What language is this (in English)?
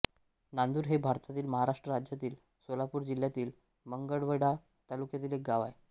Marathi